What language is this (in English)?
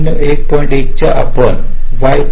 Marathi